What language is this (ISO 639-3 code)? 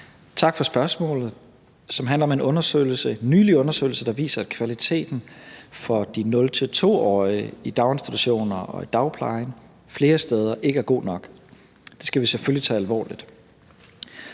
dan